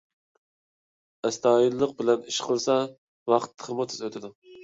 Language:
Uyghur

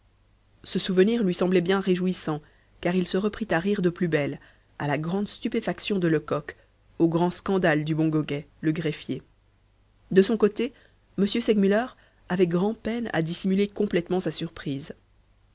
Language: French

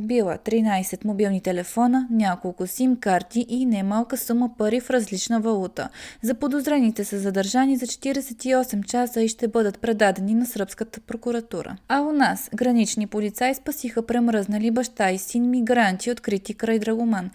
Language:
Bulgarian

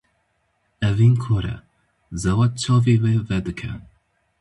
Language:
Kurdish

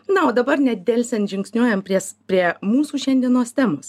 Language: Lithuanian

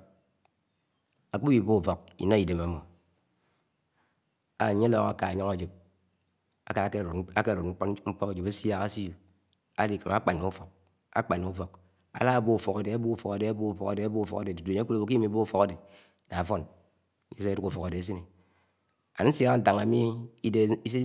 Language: Anaang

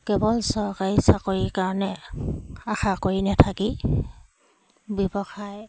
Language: Assamese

